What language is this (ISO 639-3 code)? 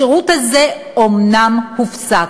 heb